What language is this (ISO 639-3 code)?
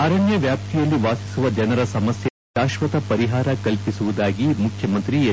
kan